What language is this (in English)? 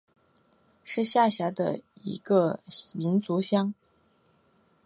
Chinese